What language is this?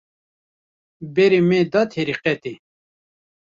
Kurdish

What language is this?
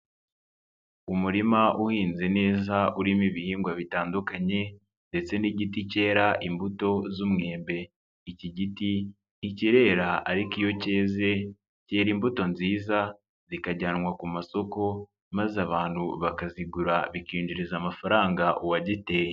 Kinyarwanda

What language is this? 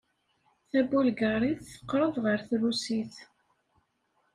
Kabyle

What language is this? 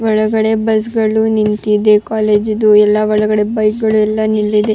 Kannada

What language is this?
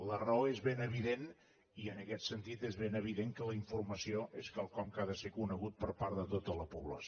Catalan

